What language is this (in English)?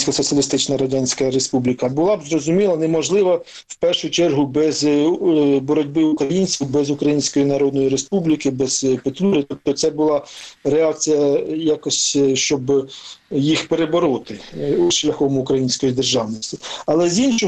Ukrainian